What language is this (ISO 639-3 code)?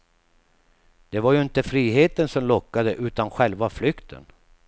swe